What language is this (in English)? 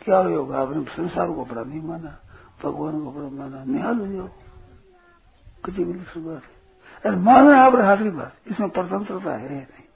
Hindi